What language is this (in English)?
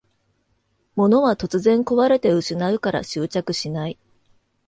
Japanese